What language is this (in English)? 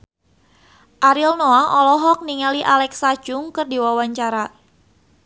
Sundanese